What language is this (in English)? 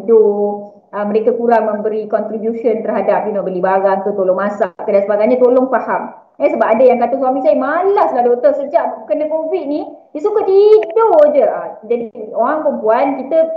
Malay